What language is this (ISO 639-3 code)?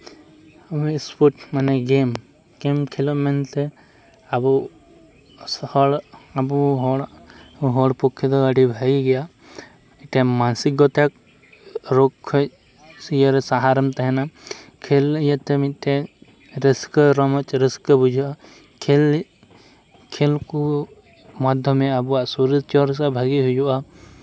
sat